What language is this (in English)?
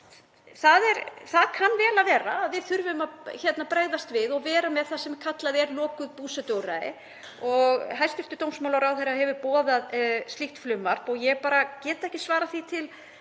Icelandic